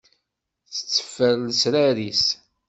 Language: Kabyle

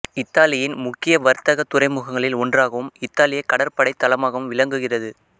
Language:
Tamil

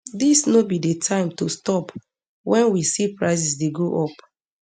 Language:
Nigerian Pidgin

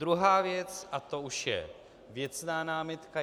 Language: Czech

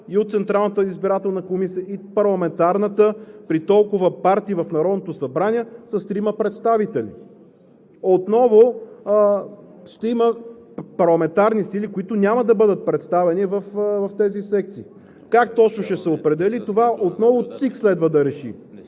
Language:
Bulgarian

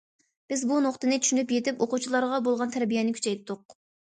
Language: Uyghur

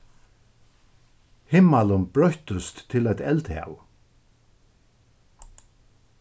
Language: Faroese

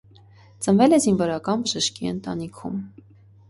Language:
Armenian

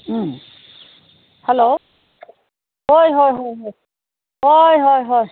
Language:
Manipuri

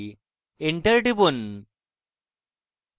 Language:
Bangla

